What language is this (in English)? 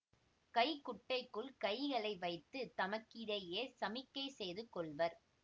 Tamil